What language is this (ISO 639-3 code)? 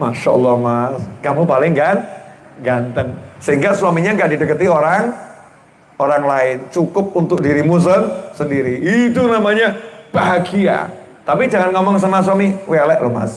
ind